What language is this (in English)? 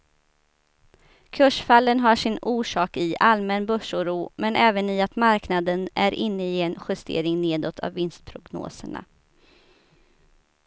Swedish